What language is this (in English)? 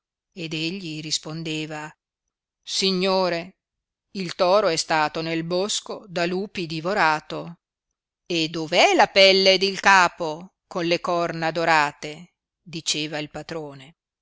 Italian